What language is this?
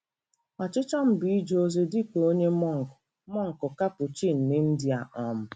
Igbo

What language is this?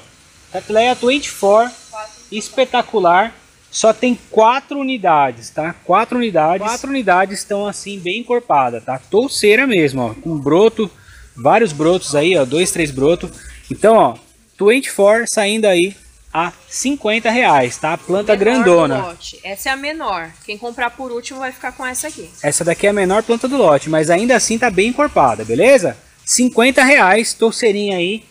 Portuguese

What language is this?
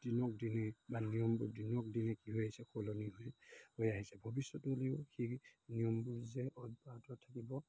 Assamese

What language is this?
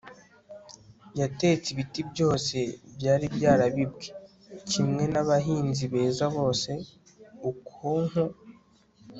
Kinyarwanda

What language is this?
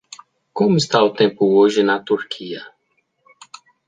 Portuguese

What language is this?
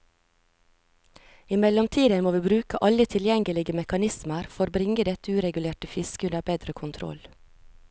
Norwegian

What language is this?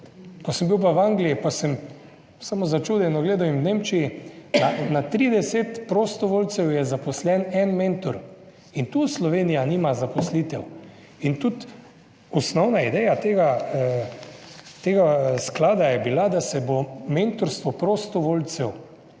Slovenian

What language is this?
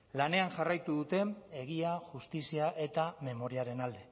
Basque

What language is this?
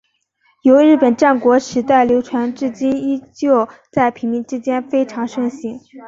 Chinese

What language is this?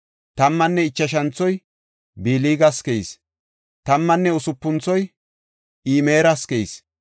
Gofa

